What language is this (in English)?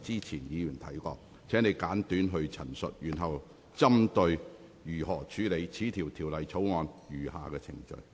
Cantonese